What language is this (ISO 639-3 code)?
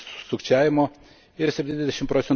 lit